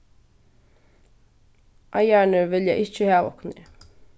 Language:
Faroese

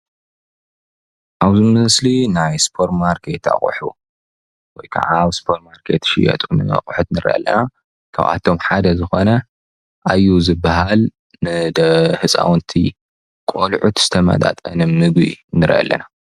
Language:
Tigrinya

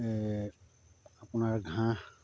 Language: Assamese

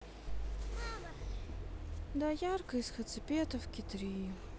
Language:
Russian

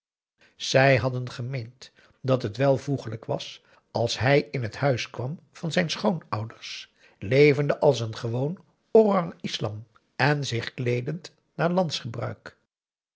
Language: Dutch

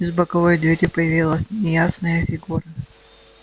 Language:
Russian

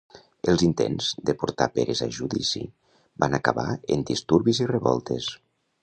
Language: Catalan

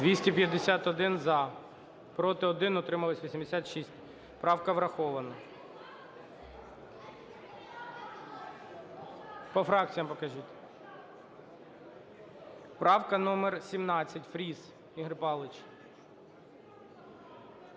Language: Ukrainian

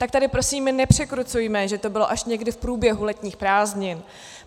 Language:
Czech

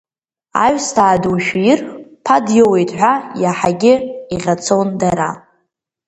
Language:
Abkhazian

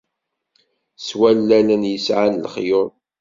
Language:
Kabyle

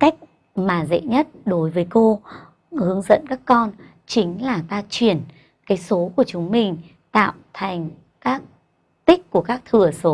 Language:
Vietnamese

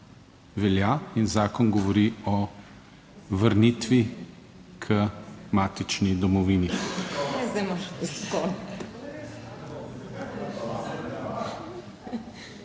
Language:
Slovenian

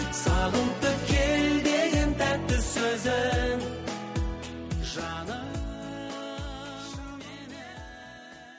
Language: Kazakh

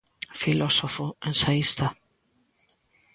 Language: Galician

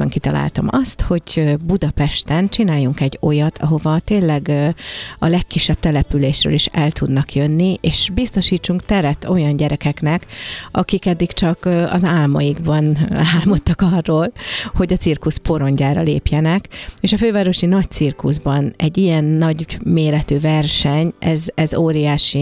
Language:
Hungarian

